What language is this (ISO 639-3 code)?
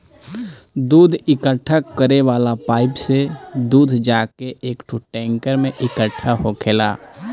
bho